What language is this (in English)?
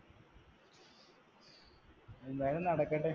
Malayalam